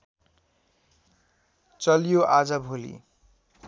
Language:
Nepali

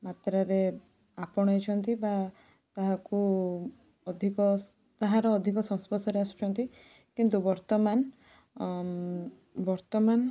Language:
Odia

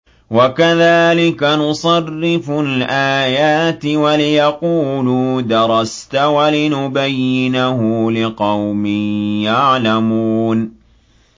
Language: Arabic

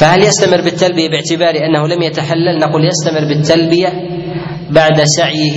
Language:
Arabic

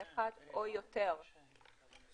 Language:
Hebrew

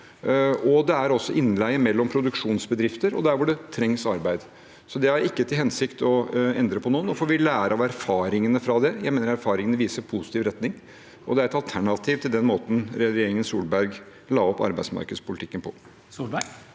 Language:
Norwegian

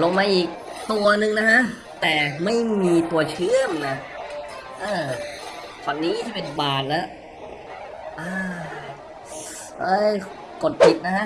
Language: Thai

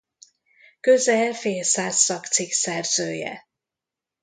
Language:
Hungarian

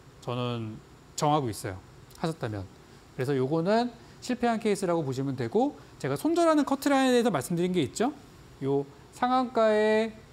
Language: Korean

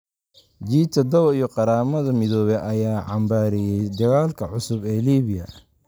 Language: Somali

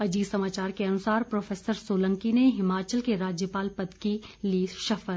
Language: Hindi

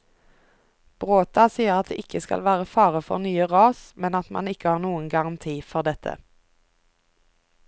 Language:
Norwegian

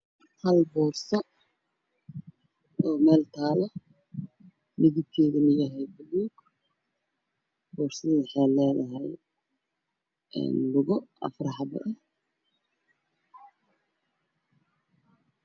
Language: Somali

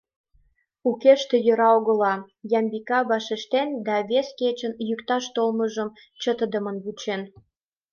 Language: Mari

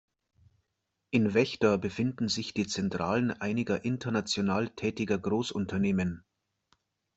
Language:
German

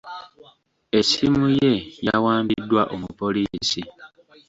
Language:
Ganda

